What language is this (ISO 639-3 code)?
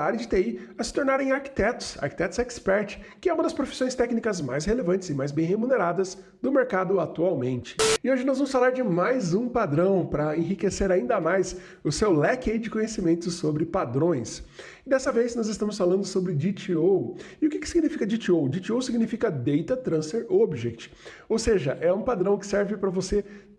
por